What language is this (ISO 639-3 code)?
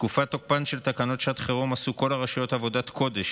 heb